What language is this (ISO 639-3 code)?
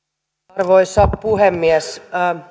fin